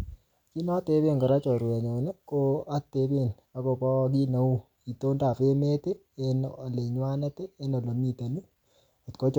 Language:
Kalenjin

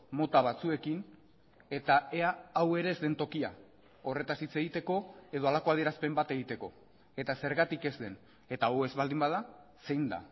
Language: Basque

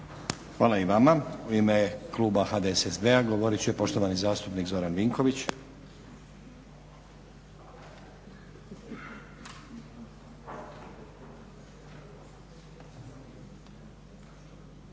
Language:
Croatian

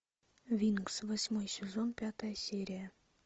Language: Russian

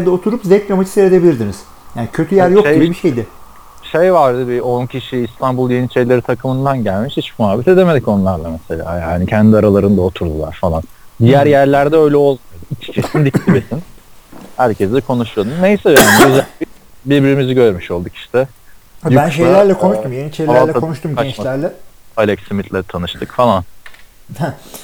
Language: Turkish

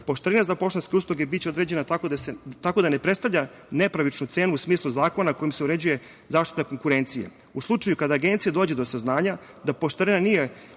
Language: Serbian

